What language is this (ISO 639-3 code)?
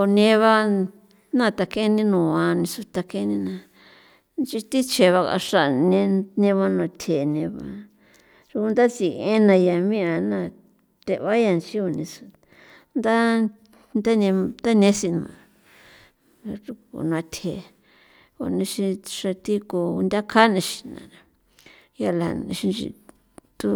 pow